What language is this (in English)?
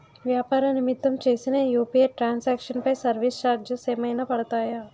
Telugu